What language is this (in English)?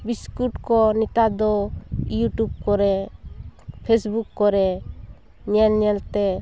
Santali